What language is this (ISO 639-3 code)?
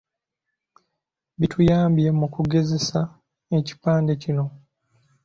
lug